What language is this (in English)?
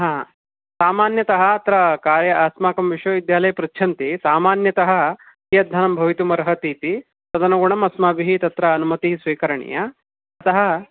Sanskrit